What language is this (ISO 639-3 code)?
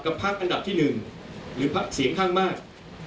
tha